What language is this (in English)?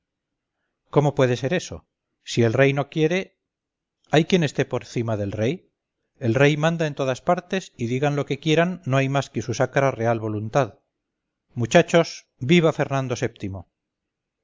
Spanish